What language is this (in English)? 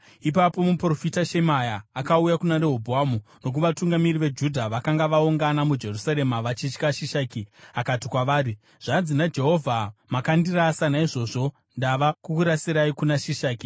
Shona